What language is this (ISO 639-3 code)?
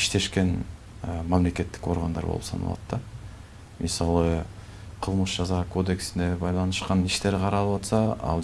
tur